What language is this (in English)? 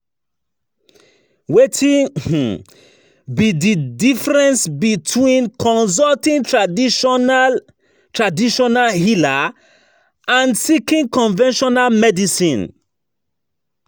Nigerian Pidgin